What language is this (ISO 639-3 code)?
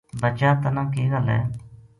gju